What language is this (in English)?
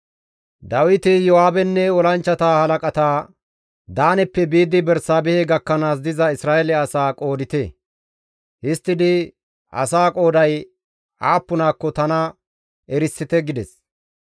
Gamo